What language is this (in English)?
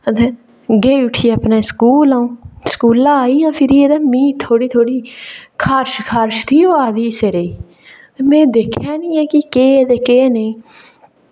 Dogri